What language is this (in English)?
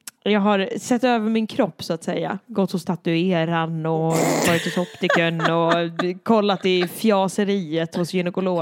Swedish